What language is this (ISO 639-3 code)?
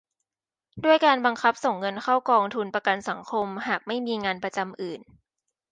tha